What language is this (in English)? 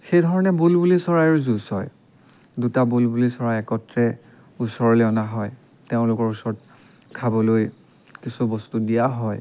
Assamese